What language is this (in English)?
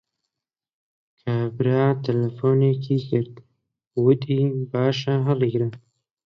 Central Kurdish